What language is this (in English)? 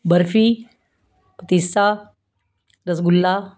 Punjabi